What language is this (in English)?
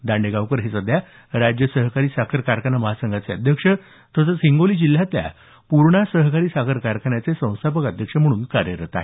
Marathi